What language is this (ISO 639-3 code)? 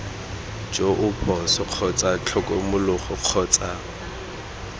tsn